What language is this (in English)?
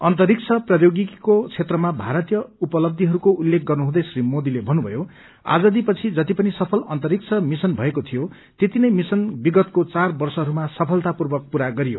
Nepali